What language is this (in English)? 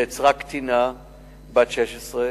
Hebrew